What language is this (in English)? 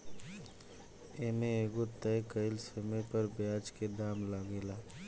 Bhojpuri